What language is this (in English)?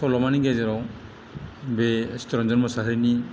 Bodo